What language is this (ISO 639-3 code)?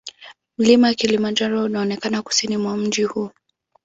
swa